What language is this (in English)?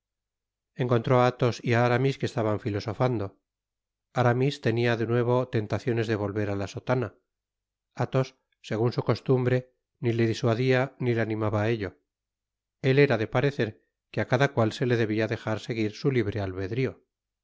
Spanish